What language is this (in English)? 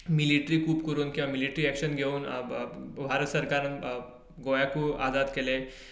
Konkani